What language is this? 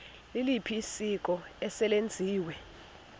Xhosa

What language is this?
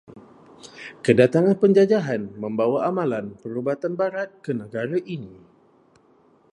Malay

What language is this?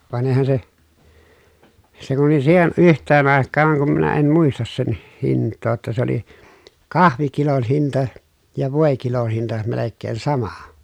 Finnish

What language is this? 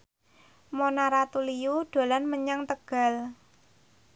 Javanese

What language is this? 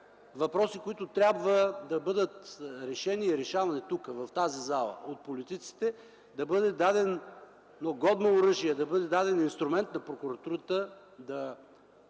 Bulgarian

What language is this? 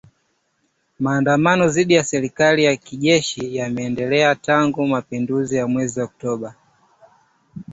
Swahili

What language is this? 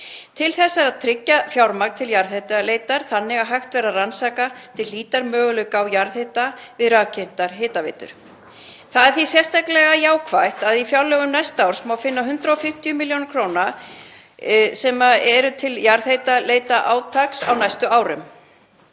Icelandic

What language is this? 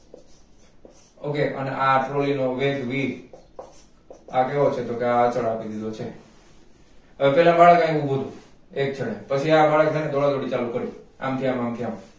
Gujarati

